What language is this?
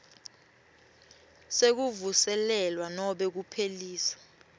Swati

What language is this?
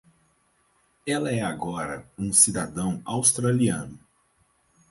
Portuguese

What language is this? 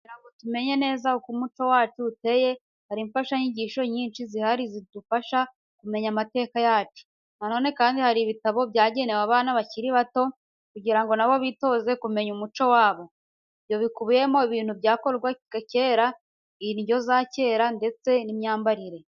Kinyarwanda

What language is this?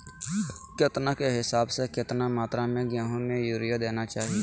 Magahi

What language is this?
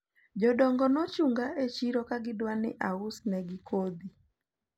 Luo (Kenya and Tanzania)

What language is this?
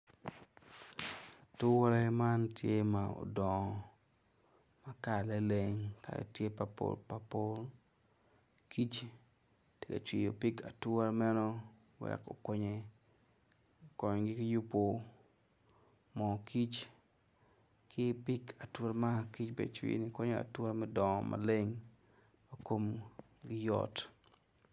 Acoli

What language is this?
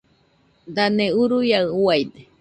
Nüpode Huitoto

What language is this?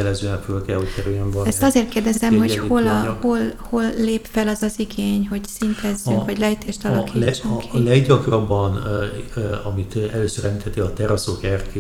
Hungarian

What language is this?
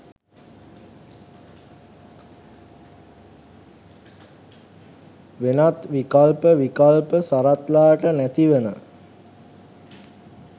Sinhala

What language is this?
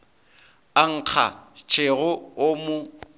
Northern Sotho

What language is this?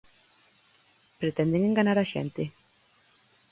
Galician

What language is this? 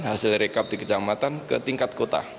Indonesian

